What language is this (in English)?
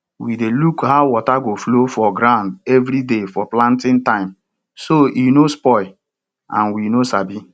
Nigerian Pidgin